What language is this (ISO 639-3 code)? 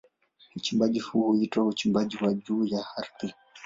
swa